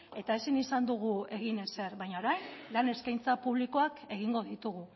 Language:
Basque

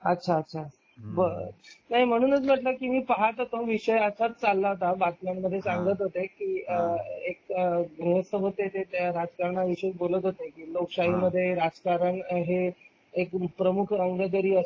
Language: Marathi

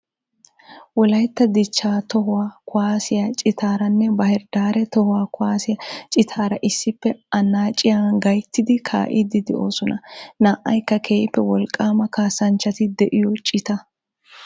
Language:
Wolaytta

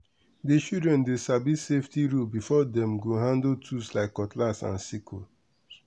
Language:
Nigerian Pidgin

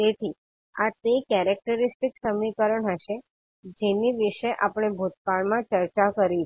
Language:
Gujarati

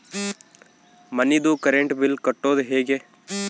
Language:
Kannada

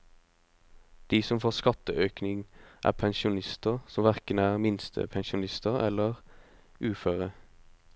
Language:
Norwegian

